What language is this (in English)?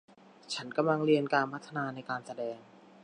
Thai